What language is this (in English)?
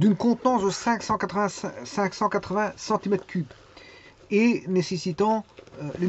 French